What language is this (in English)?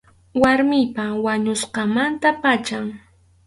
Arequipa-La Unión Quechua